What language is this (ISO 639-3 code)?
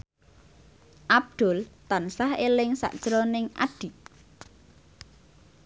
jav